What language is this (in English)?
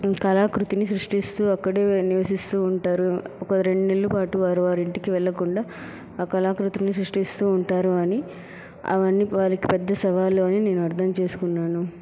Telugu